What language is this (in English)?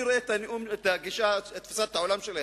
Hebrew